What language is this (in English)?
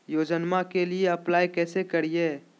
Magahi